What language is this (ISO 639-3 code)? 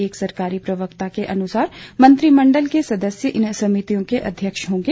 hin